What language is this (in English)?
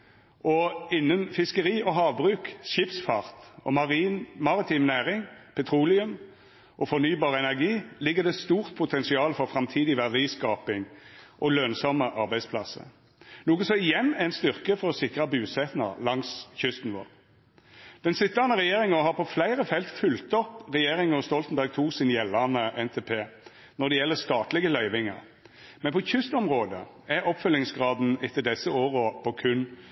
Norwegian Nynorsk